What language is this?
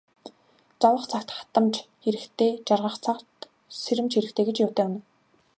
Mongolian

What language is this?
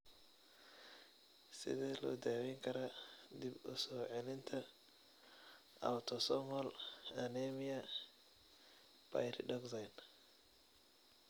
Somali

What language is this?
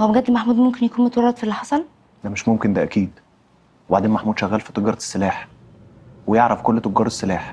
Arabic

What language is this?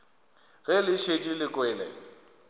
Northern Sotho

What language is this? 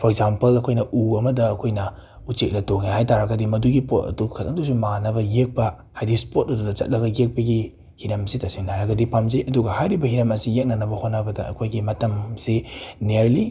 Manipuri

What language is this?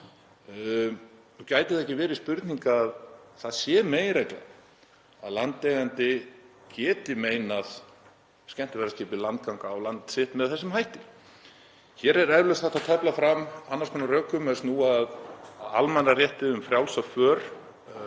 Icelandic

